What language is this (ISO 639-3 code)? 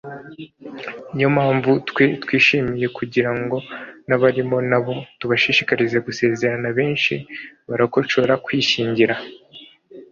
kin